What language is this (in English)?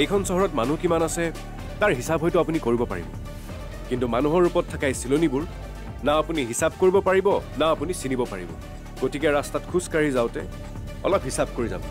Bangla